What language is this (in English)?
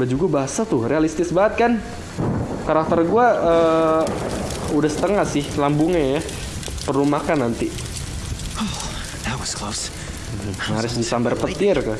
Indonesian